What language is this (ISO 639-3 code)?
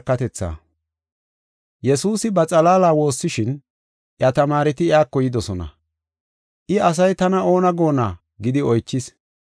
gof